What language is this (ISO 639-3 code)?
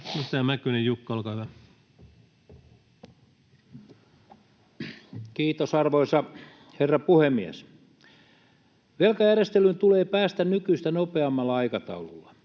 fin